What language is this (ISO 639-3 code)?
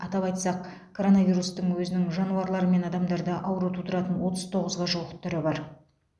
kaz